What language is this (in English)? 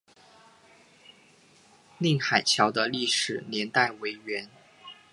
Chinese